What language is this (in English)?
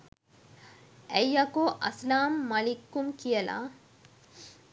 Sinhala